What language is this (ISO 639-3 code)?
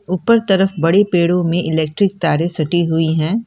hin